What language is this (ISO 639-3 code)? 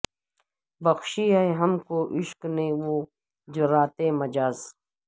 urd